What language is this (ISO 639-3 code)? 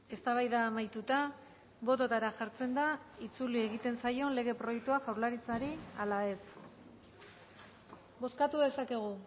eus